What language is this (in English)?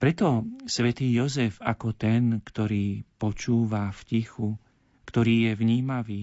Slovak